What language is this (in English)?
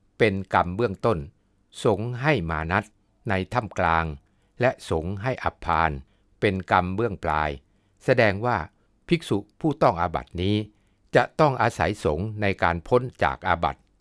Thai